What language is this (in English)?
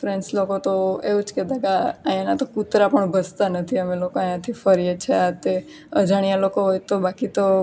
Gujarati